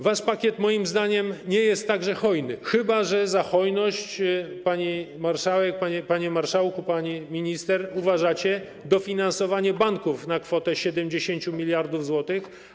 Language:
Polish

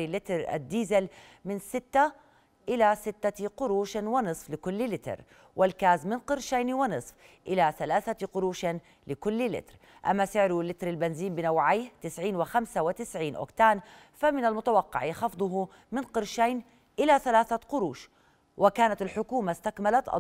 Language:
Arabic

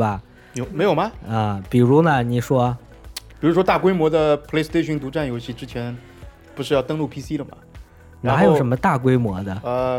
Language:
Chinese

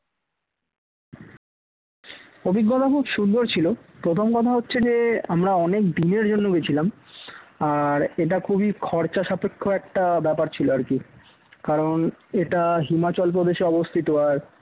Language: Bangla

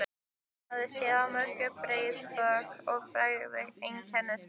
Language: Icelandic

